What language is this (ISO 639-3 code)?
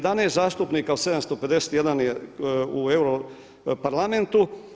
hrv